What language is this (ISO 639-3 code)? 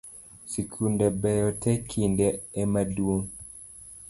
luo